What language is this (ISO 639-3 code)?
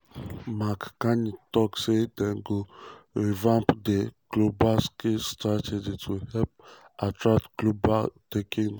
pcm